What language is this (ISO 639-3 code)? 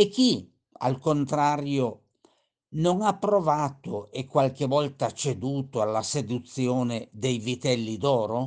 ita